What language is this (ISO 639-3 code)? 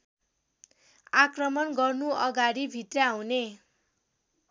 nep